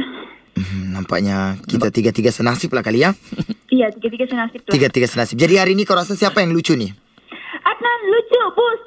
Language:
Malay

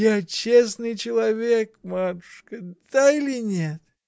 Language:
Russian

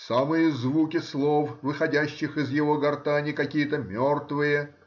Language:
Russian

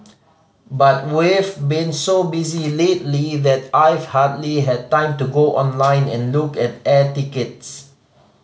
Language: English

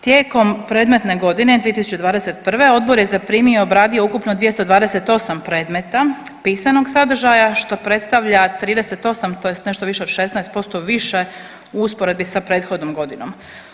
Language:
Croatian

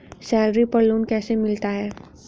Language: Hindi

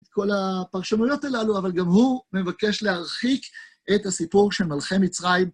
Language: Hebrew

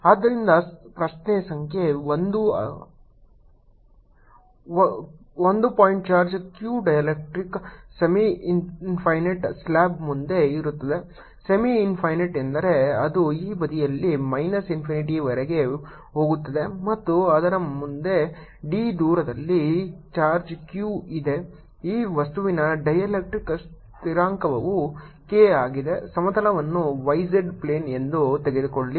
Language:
Kannada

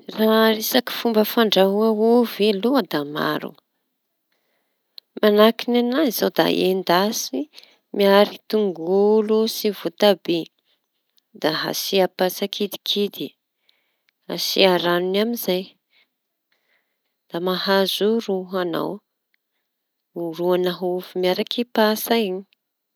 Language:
Tanosy Malagasy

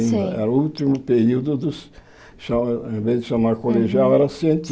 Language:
Portuguese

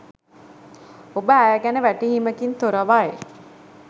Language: Sinhala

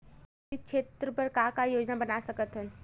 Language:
Chhattisgarhi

